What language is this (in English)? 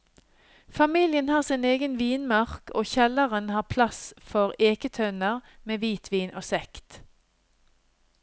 Norwegian